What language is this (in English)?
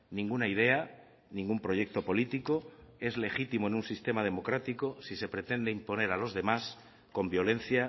Spanish